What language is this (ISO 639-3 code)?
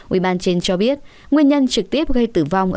vie